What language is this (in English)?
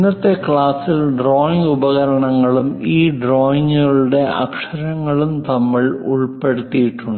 Malayalam